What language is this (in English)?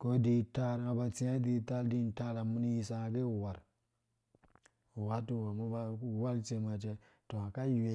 Dũya